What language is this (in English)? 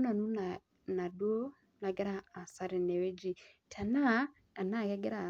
Masai